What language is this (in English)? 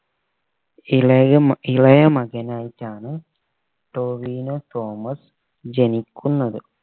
Malayalam